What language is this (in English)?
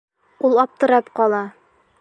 Bashkir